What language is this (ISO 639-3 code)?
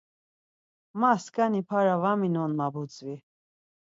lzz